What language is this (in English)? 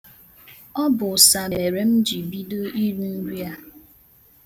Igbo